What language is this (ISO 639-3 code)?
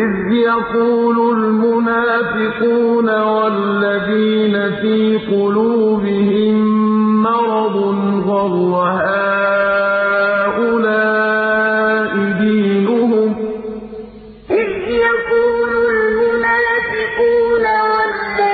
ara